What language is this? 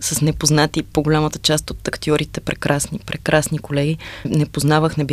Bulgarian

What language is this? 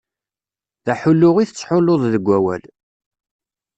Kabyle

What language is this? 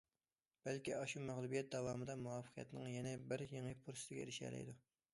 Uyghur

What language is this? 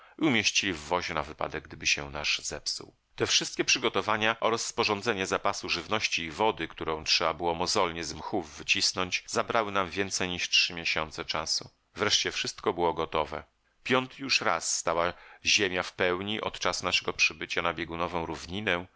Polish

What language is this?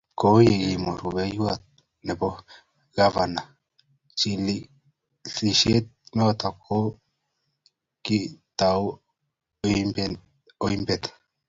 Kalenjin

